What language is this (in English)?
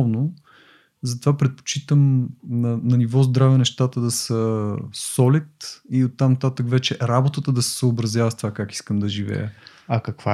Bulgarian